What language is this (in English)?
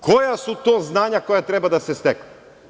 Serbian